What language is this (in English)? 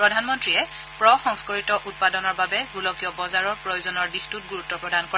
Assamese